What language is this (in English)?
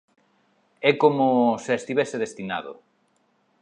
Galician